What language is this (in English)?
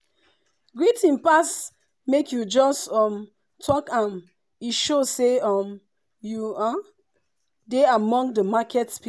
Nigerian Pidgin